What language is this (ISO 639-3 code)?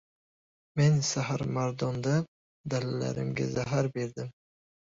uzb